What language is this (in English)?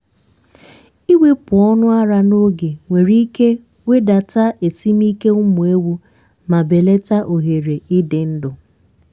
Igbo